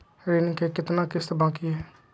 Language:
Magahi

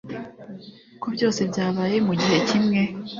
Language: Kinyarwanda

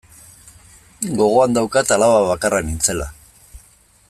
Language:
Basque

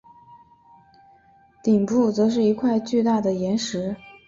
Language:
Chinese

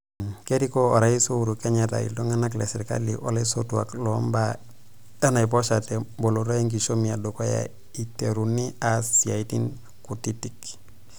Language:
Masai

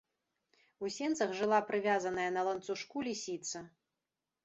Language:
Belarusian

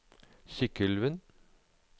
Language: Norwegian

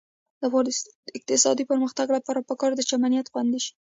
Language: Pashto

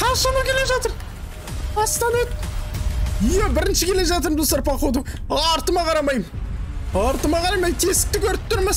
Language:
Turkish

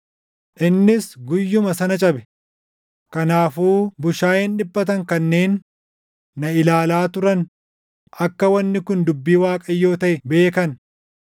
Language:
Oromo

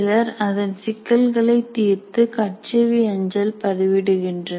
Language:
Tamil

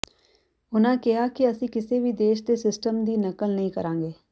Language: Punjabi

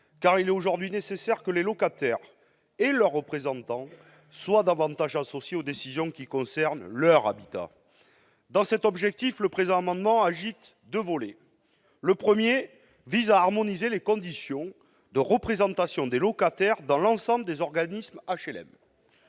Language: French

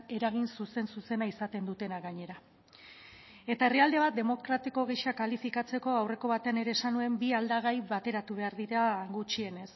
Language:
Basque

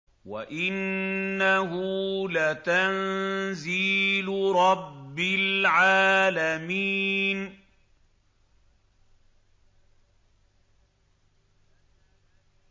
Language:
Arabic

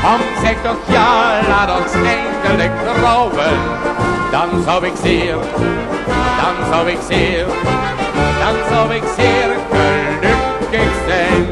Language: Dutch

